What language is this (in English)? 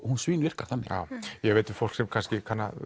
Icelandic